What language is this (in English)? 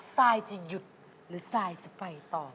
Thai